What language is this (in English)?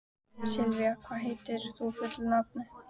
Icelandic